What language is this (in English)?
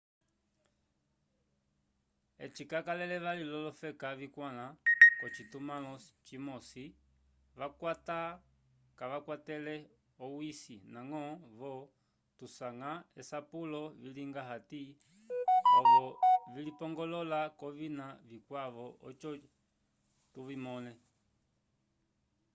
Umbundu